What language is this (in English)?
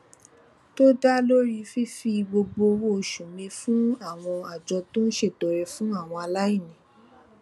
Yoruba